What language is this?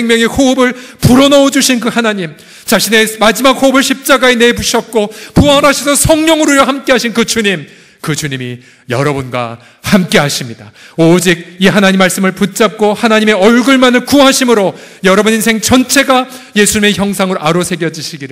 Korean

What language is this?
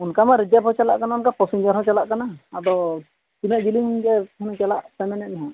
Santali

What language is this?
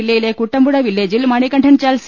Malayalam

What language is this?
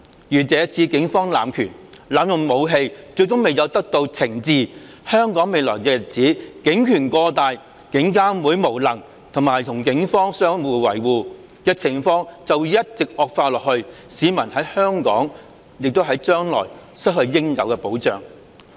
Cantonese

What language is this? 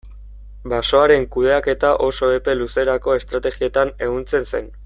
Basque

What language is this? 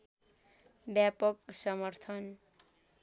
Nepali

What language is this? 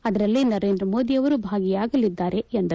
Kannada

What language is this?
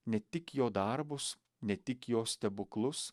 Lithuanian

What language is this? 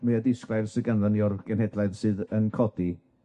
Welsh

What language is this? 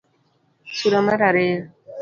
Luo (Kenya and Tanzania)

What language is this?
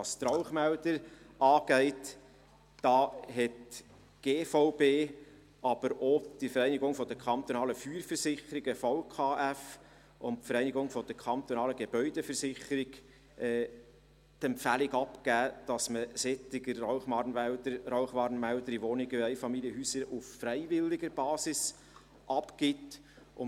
Swiss German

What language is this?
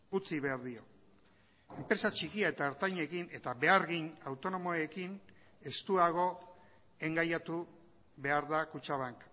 Basque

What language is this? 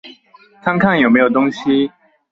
Chinese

